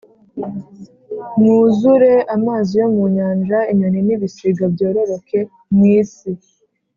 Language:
Kinyarwanda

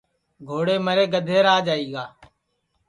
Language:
Sansi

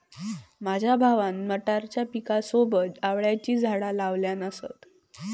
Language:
Marathi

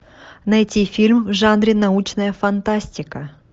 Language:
Russian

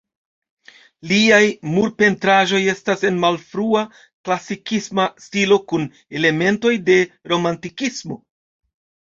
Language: Esperanto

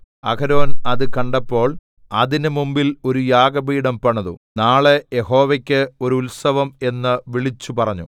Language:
Malayalam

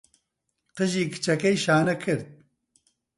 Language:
Central Kurdish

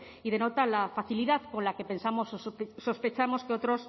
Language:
Spanish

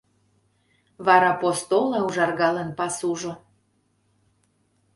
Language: Mari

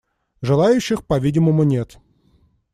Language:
Russian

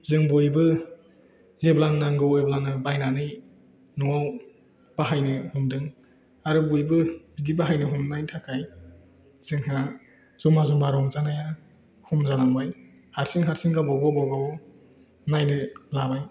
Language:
Bodo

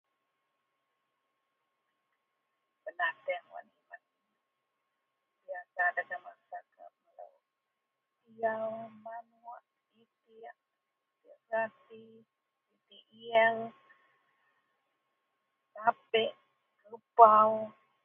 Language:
Central Melanau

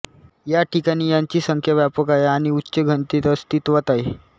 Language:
Marathi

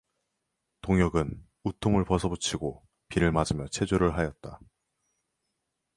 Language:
Korean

